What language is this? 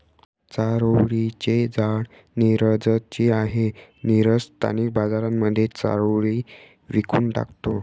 Marathi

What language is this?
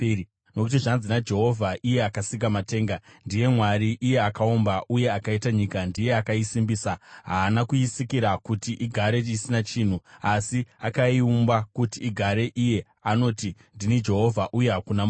Shona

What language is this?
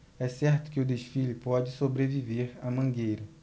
Portuguese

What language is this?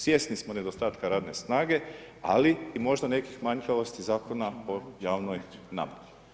Croatian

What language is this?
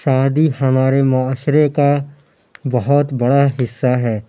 Urdu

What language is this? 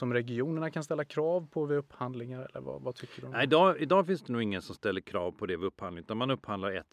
Swedish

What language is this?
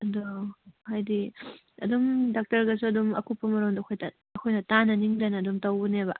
Manipuri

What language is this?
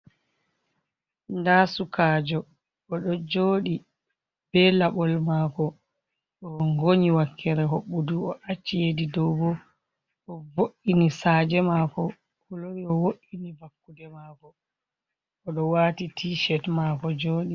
Fula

